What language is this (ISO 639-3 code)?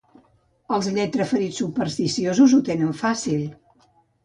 cat